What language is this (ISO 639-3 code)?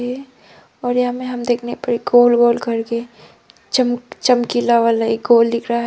hin